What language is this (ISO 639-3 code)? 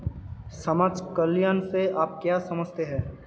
hin